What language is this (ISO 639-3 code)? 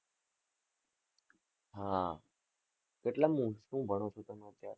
guj